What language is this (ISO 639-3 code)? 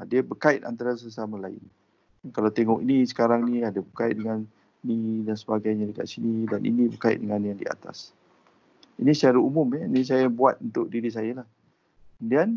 msa